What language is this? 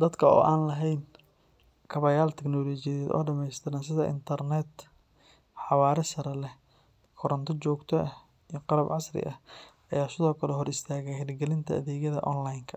Somali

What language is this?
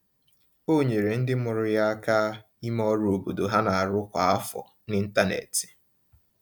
Igbo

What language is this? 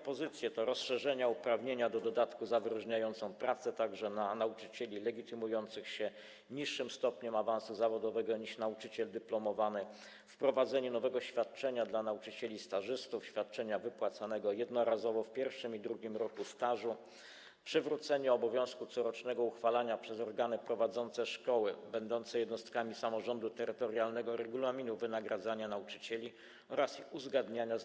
Polish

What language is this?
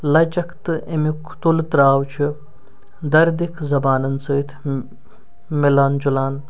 Kashmiri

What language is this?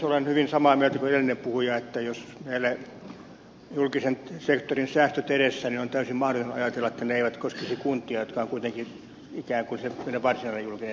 Finnish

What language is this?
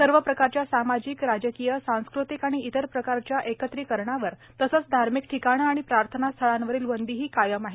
Marathi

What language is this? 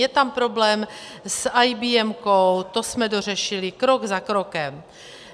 Czech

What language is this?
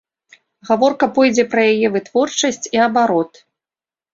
Belarusian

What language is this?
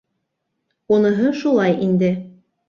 Bashkir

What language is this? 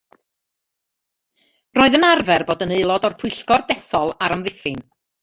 Welsh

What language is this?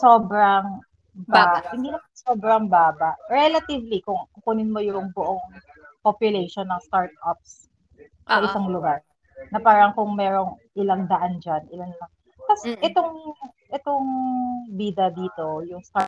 Filipino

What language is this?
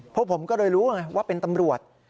Thai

